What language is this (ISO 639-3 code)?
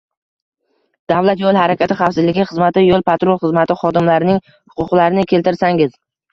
uzb